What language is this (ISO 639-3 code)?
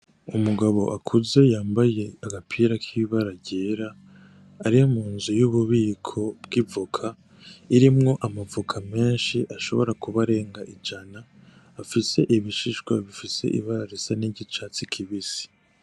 run